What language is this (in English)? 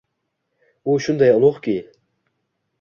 Uzbek